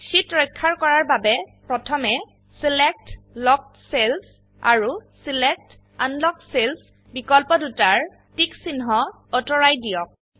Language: Assamese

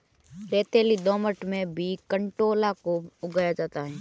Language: Hindi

